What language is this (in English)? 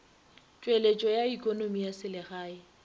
Northern Sotho